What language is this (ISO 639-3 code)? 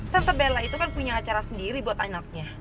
ind